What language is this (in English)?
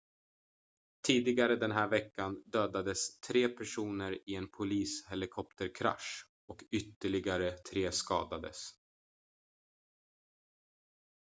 Swedish